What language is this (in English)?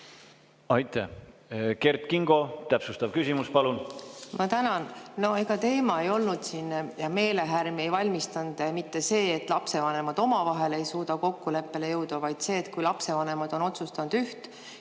Estonian